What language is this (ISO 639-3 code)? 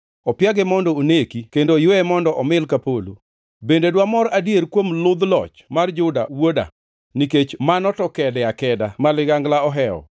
luo